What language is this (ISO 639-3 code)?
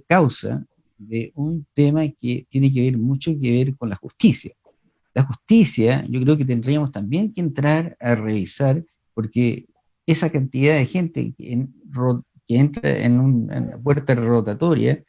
spa